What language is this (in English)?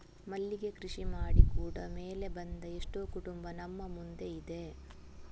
Kannada